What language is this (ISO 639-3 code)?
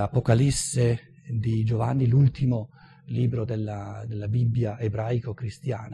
ita